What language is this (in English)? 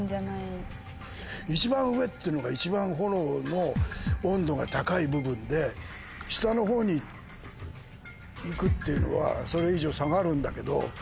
Japanese